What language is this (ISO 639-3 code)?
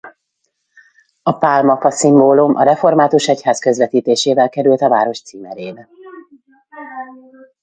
hun